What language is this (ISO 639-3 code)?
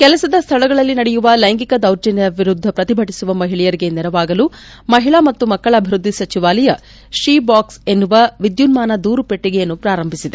kan